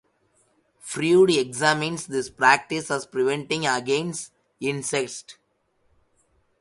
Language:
English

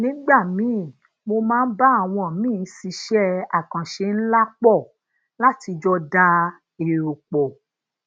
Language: Yoruba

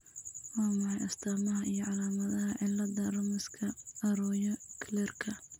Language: Somali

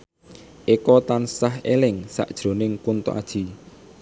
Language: Javanese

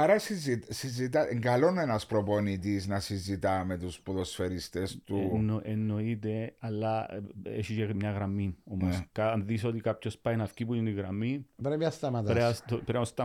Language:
Greek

